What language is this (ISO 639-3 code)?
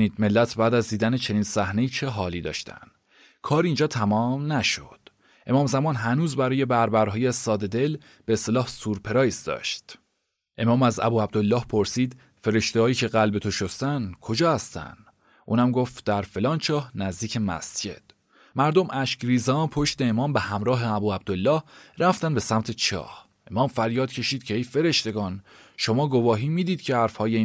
fas